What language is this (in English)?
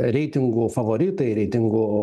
Lithuanian